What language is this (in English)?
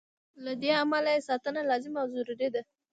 Pashto